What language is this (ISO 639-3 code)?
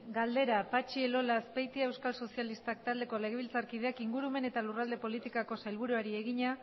eus